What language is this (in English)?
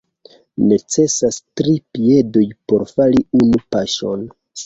Esperanto